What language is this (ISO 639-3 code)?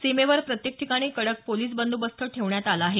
mar